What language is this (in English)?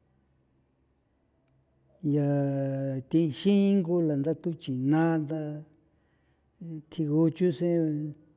San Felipe Otlaltepec Popoloca